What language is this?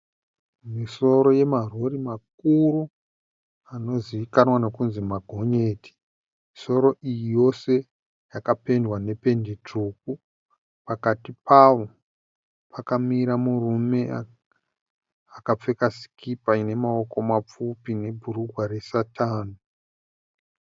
Shona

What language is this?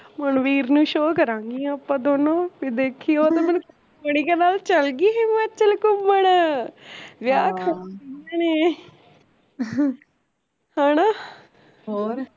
Punjabi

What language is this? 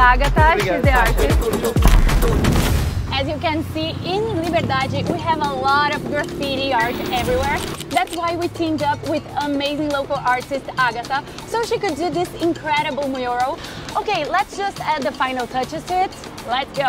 English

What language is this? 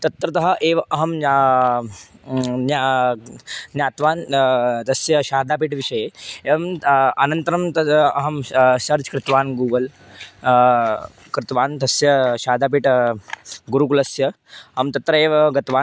Sanskrit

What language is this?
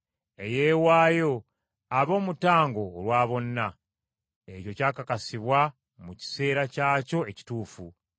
Ganda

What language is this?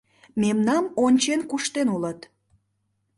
Mari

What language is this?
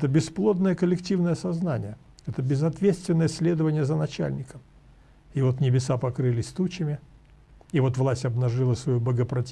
Russian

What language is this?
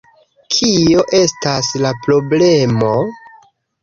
Esperanto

